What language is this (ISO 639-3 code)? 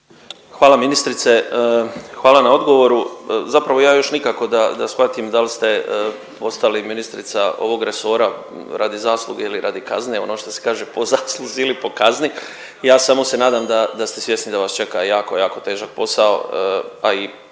hrv